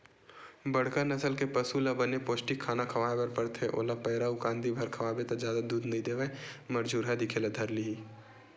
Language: Chhattisgarhi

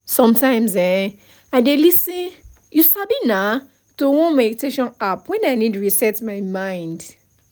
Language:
Nigerian Pidgin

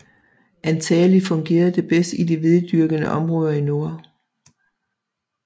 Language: Danish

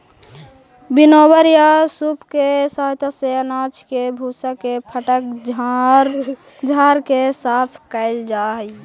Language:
Magahi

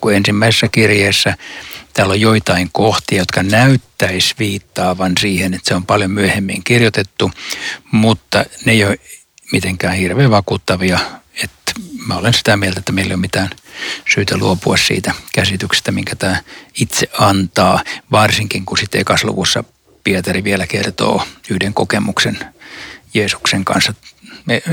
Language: Finnish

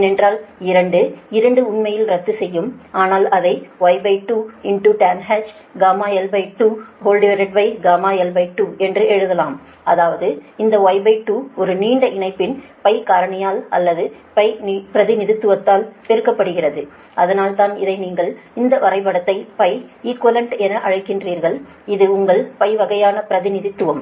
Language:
Tamil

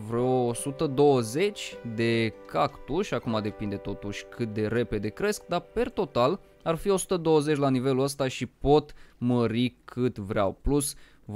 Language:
Romanian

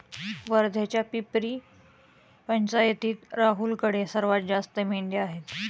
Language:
Marathi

